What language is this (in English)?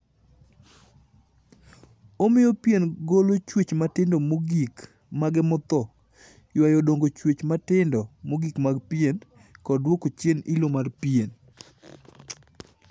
Luo (Kenya and Tanzania)